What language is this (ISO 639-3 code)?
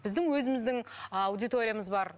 kaz